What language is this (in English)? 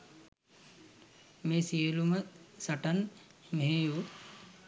Sinhala